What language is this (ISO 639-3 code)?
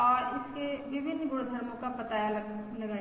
hin